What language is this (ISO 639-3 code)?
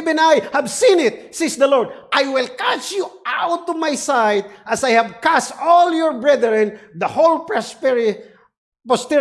eng